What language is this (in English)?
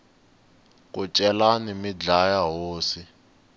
Tsonga